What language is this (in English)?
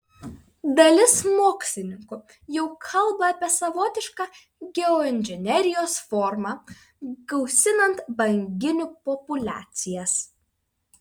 Lithuanian